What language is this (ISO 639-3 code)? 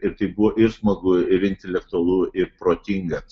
lit